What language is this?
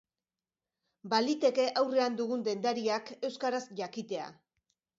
Basque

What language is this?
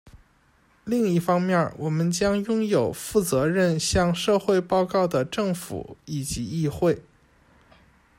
Chinese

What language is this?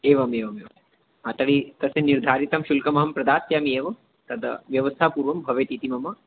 Sanskrit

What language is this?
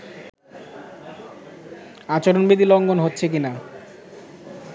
Bangla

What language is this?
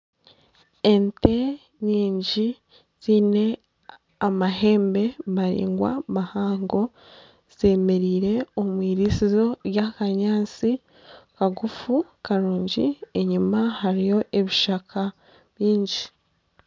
Nyankole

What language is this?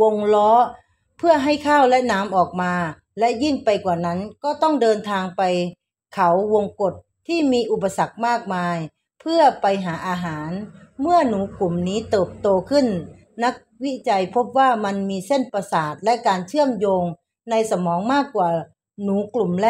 Thai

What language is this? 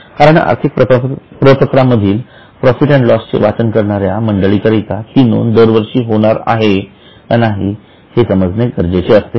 Marathi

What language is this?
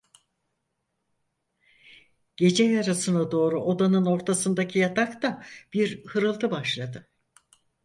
Turkish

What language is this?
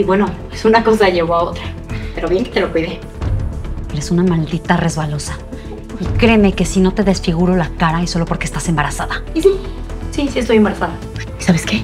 Spanish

